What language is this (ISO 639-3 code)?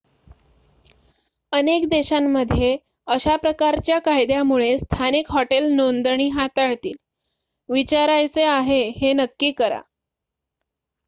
mar